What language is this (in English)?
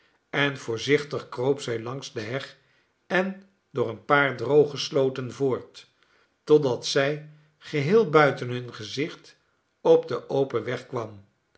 Dutch